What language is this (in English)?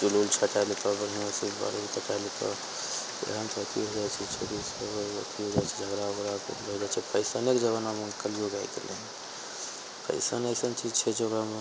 Maithili